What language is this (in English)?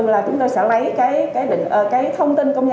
Vietnamese